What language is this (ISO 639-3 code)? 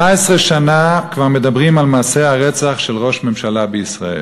heb